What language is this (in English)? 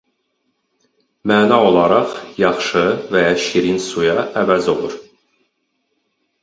Azerbaijani